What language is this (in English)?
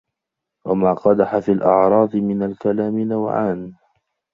Arabic